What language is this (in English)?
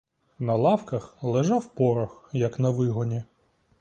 Ukrainian